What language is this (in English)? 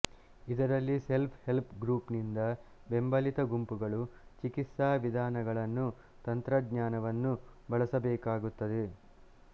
Kannada